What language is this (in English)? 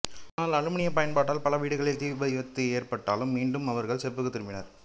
Tamil